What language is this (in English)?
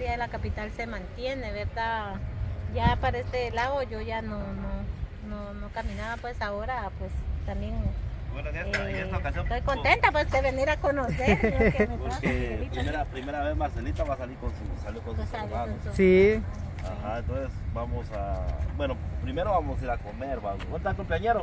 Spanish